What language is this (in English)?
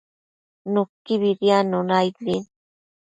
Matsés